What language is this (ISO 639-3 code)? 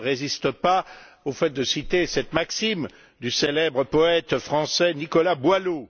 fra